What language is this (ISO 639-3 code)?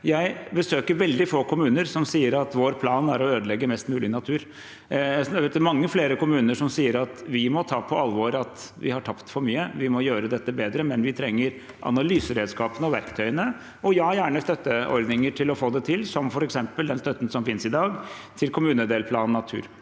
nor